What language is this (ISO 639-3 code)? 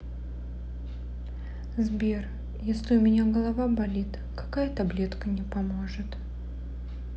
rus